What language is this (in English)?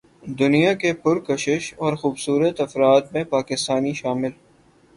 Urdu